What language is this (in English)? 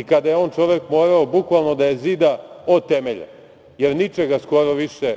Serbian